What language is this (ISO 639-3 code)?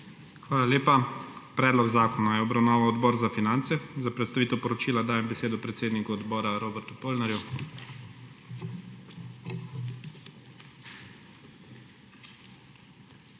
slv